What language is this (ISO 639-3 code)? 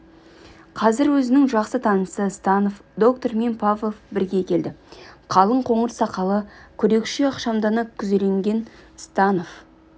kaz